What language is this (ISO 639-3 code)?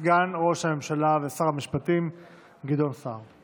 heb